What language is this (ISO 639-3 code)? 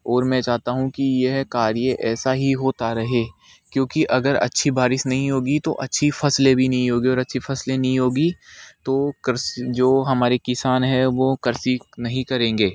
hin